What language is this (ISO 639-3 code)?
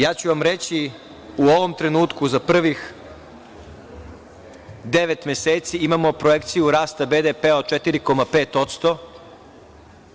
srp